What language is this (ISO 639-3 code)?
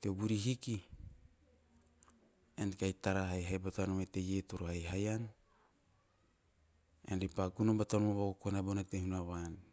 tio